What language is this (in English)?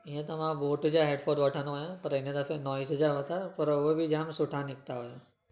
Sindhi